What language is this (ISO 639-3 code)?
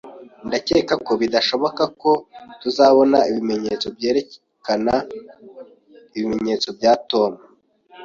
kin